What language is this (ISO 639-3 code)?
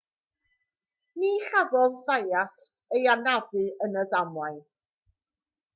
cym